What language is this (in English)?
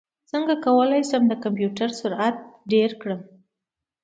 Pashto